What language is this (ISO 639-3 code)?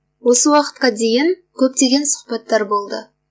kaz